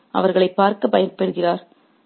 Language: Tamil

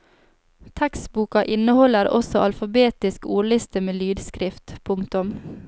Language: Norwegian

